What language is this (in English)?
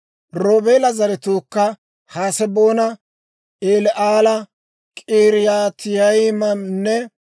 Dawro